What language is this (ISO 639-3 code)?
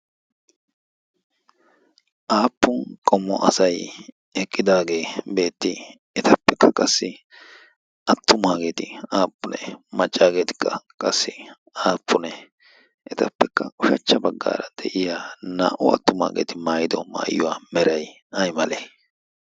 wal